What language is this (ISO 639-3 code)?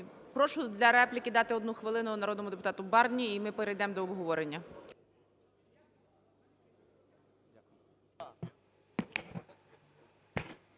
ukr